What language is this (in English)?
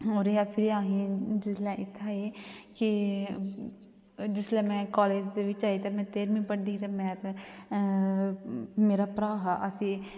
Dogri